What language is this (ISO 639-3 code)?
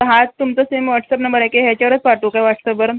mar